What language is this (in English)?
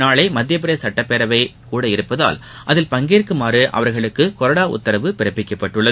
Tamil